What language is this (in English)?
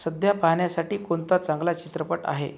Marathi